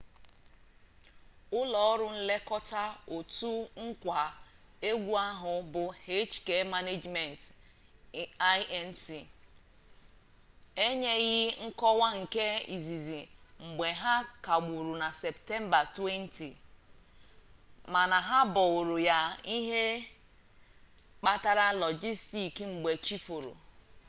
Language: Igbo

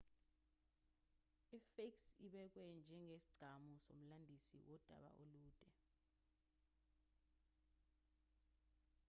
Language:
Zulu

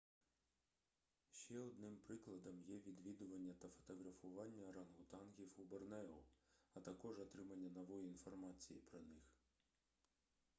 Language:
Ukrainian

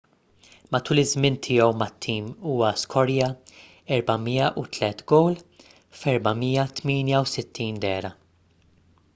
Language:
Maltese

